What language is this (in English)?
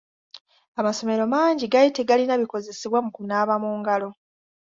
Ganda